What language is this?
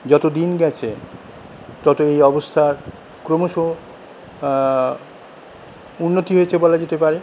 Bangla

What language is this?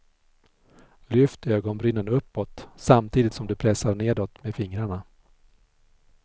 Swedish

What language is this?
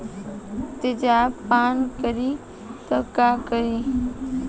Bhojpuri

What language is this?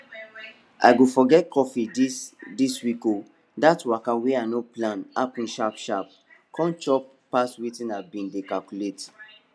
Nigerian Pidgin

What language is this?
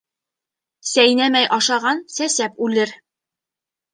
Bashkir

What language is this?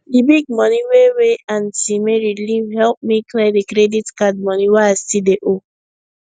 Nigerian Pidgin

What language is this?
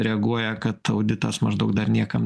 Lithuanian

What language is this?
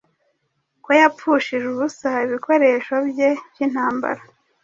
Kinyarwanda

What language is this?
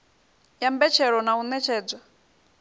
Venda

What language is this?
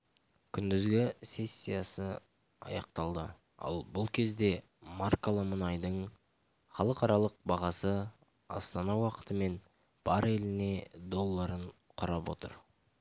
Kazakh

